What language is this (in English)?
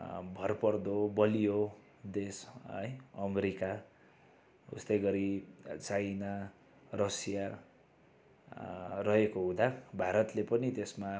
Nepali